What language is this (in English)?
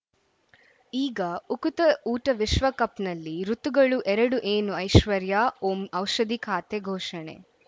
Kannada